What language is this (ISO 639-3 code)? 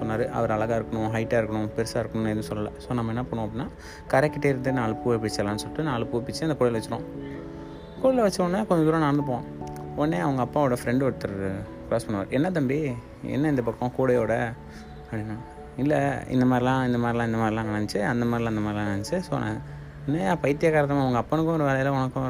tam